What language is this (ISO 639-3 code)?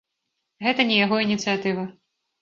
bel